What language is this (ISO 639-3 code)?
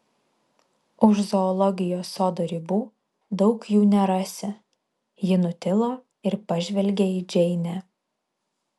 lit